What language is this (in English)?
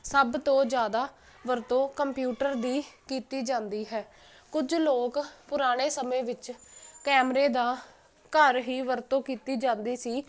Punjabi